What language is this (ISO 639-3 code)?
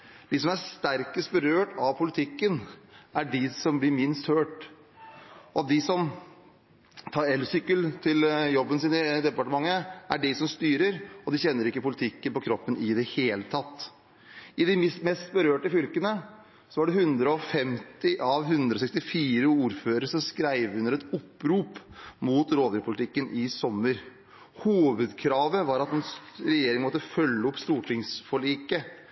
nob